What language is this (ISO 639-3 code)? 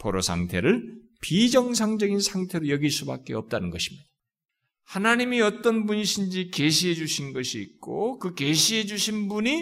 kor